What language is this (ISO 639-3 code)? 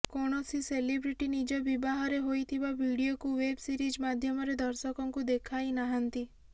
ori